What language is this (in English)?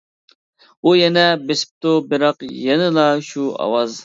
Uyghur